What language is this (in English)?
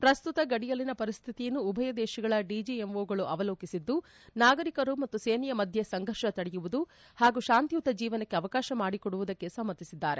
Kannada